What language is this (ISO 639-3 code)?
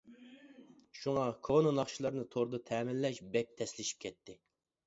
uig